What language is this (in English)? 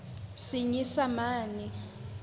Southern Sotho